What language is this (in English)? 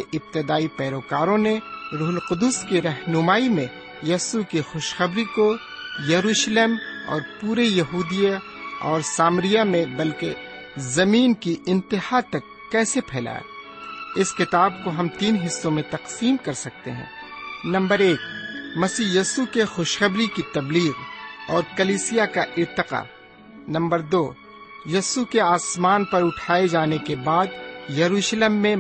Urdu